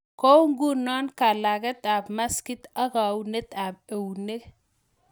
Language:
Kalenjin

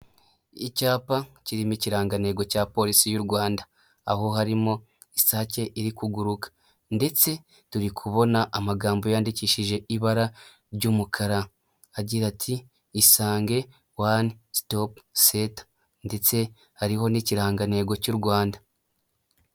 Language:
Kinyarwanda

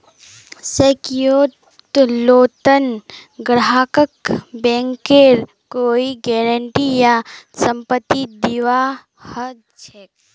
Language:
Magahi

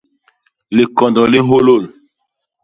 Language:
Basaa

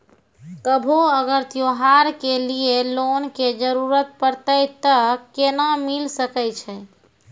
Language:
Maithili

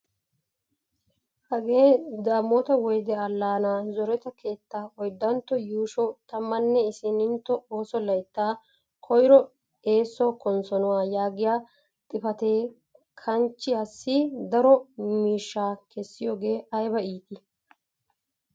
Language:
Wolaytta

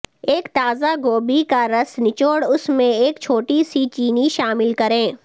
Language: Urdu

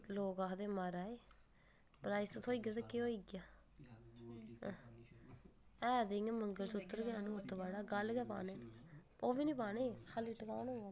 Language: Dogri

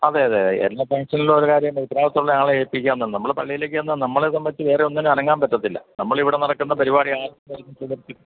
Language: Malayalam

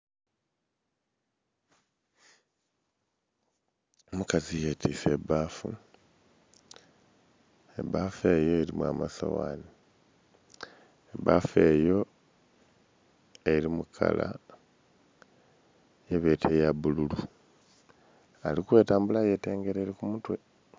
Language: Soga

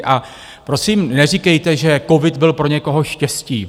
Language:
Czech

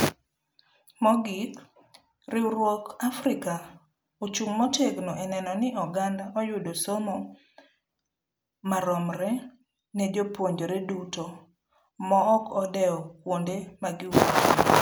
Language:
Luo (Kenya and Tanzania)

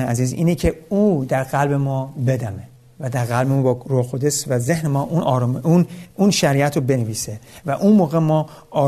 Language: Persian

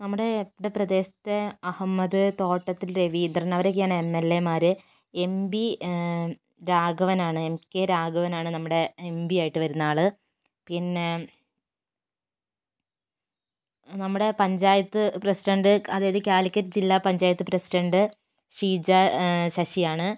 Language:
Malayalam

